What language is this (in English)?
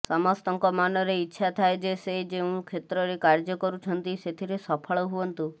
Odia